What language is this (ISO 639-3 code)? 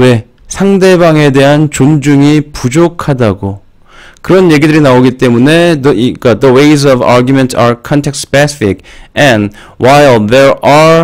kor